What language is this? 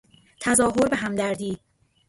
Persian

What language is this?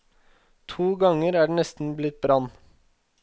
Norwegian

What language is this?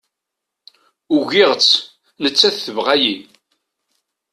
Kabyle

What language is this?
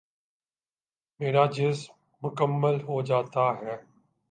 Urdu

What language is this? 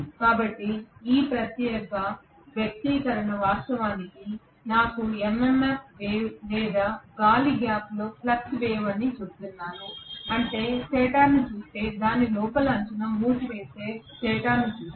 Telugu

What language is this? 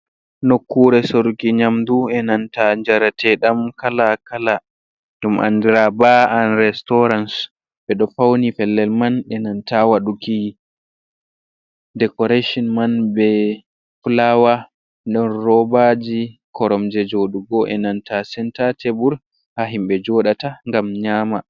Fula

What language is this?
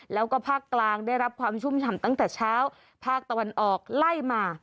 Thai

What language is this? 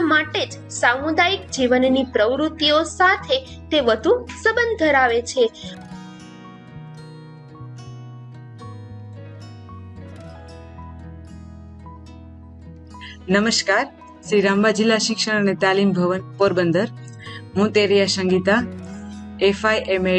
Gujarati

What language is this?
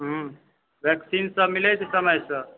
Maithili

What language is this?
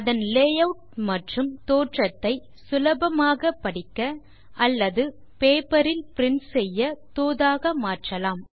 Tamil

